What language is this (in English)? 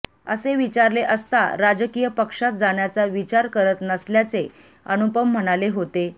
Marathi